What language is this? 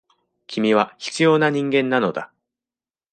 Japanese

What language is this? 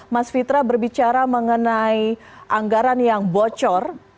Indonesian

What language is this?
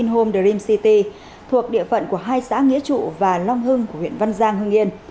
Vietnamese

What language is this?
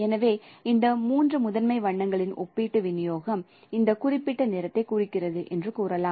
Tamil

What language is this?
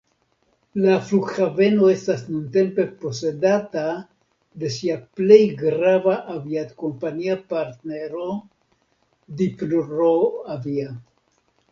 Esperanto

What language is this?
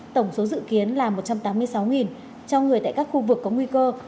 Vietnamese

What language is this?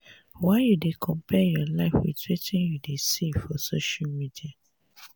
Nigerian Pidgin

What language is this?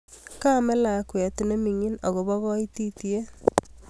Kalenjin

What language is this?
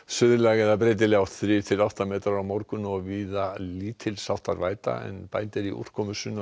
Icelandic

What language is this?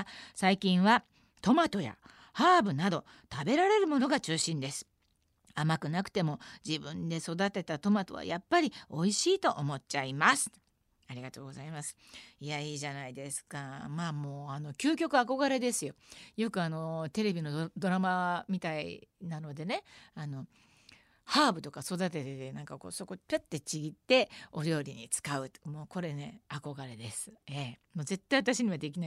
Japanese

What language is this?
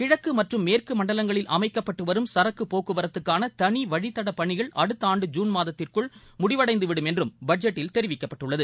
Tamil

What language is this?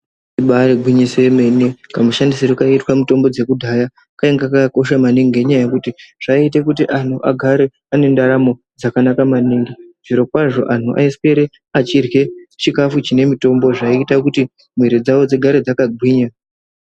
Ndau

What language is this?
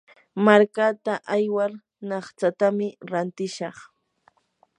Yanahuanca Pasco Quechua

